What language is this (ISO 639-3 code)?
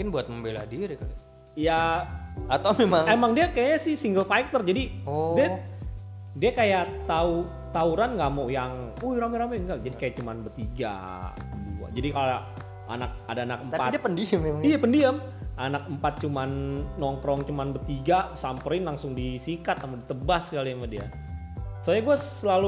ind